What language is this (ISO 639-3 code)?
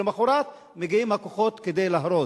heb